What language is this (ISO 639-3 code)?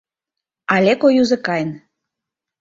chm